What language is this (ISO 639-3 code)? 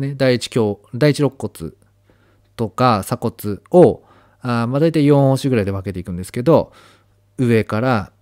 jpn